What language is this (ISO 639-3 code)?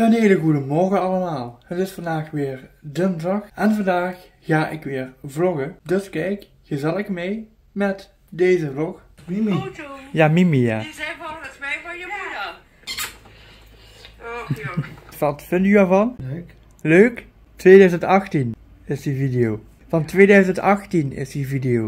nld